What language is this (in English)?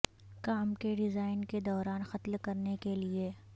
Urdu